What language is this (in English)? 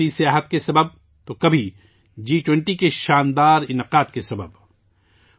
Urdu